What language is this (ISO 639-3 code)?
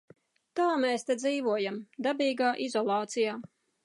lav